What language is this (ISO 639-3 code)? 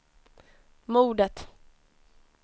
swe